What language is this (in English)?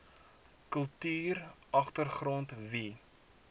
Afrikaans